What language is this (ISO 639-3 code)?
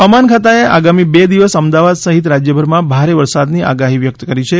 guj